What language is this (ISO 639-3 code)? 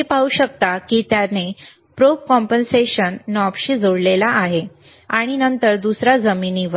mar